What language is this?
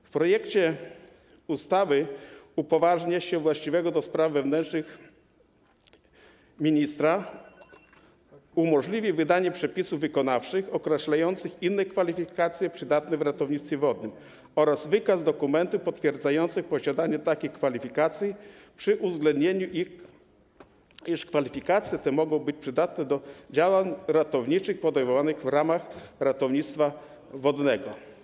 Polish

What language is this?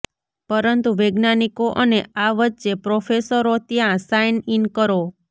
Gujarati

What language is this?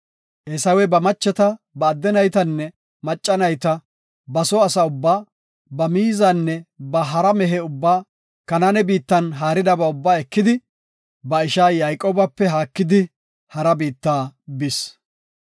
Gofa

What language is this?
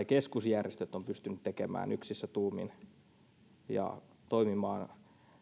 Finnish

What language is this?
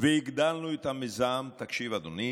Hebrew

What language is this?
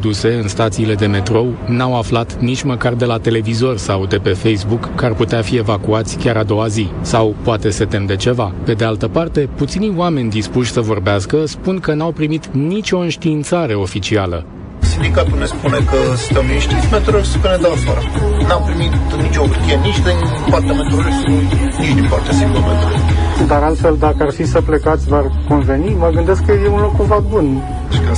Romanian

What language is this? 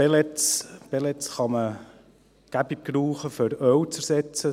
Swiss German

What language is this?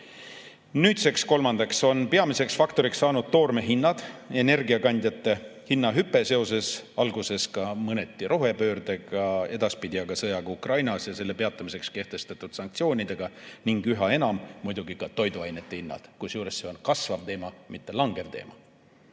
Estonian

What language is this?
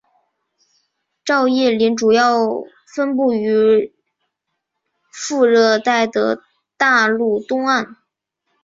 Chinese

